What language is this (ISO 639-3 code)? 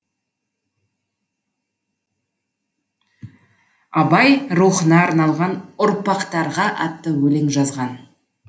kaz